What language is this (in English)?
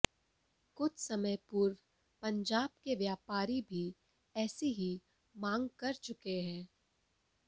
Hindi